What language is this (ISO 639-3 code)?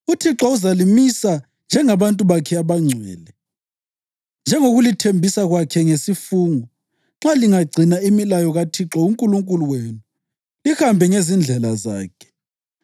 nde